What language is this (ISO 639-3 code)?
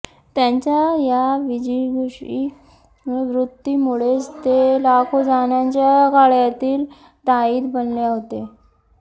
mar